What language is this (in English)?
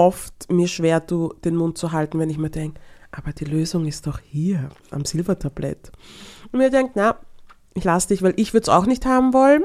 German